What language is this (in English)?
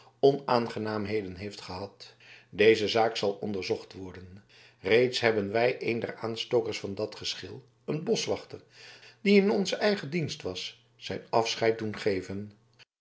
Dutch